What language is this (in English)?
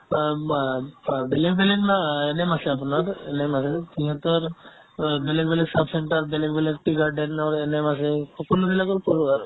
Assamese